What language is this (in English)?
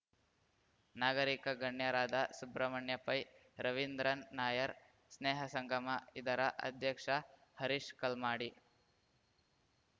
Kannada